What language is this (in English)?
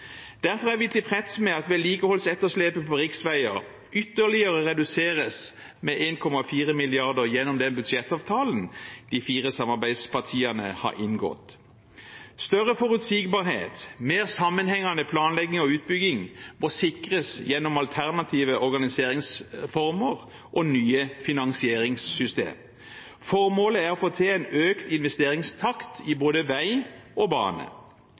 Norwegian Bokmål